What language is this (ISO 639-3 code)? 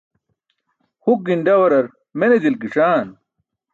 bsk